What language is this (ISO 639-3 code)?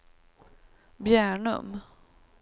swe